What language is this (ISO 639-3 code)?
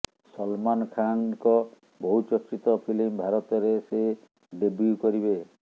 ori